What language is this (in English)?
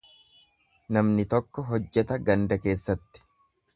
Oromo